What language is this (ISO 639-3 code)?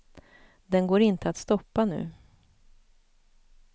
swe